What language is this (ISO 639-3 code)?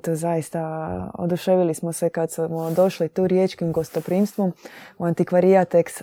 hrv